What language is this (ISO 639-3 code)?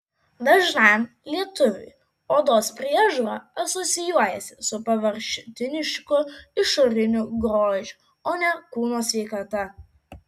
lit